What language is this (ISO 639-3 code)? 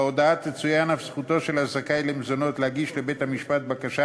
heb